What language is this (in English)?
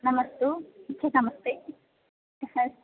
Sanskrit